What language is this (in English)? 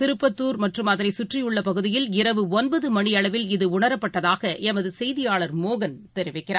Tamil